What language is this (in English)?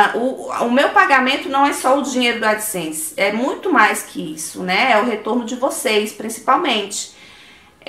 Portuguese